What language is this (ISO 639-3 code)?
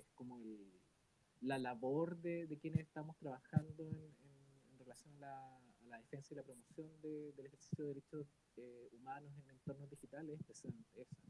spa